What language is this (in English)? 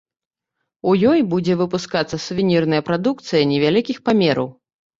Belarusian